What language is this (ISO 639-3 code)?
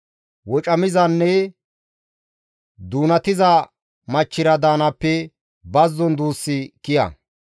gmv